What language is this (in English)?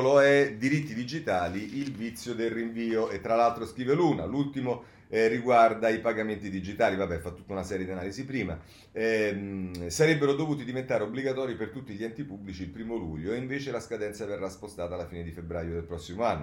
Italian